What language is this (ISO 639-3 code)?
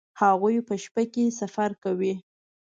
pus